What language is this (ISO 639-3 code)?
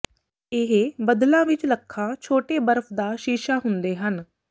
pan